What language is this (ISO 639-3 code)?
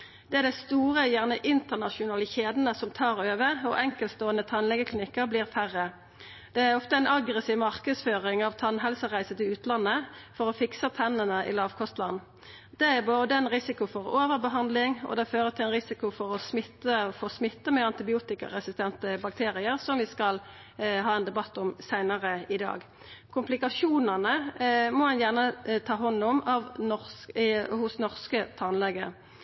nno